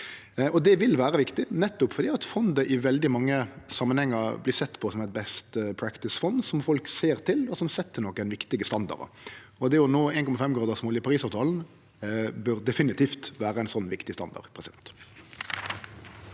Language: Norwegian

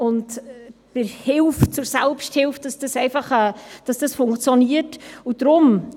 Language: Swiss German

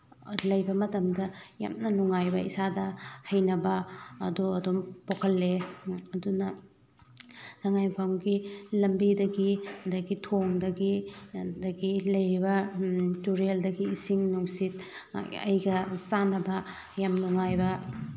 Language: Manipuri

